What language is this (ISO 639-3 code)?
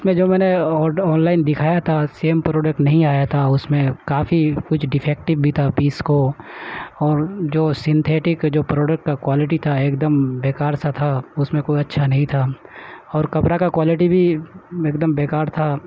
urd